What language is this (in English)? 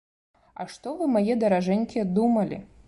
Belarusian